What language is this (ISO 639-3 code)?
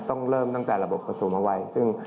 tha